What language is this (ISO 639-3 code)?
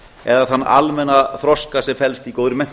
isl